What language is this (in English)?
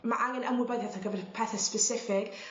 Welsh